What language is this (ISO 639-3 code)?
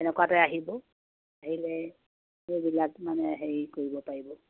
asm